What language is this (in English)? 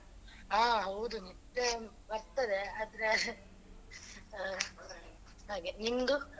Kannada